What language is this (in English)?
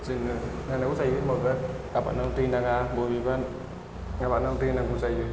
Bodo